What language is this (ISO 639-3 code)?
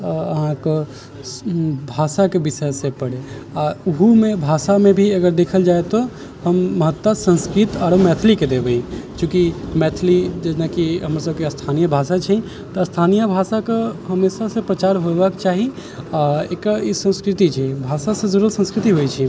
mai